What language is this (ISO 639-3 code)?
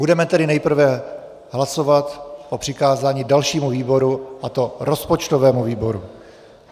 ces